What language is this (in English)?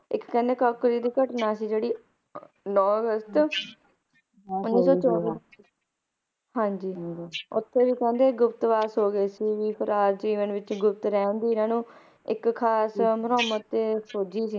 Punjabi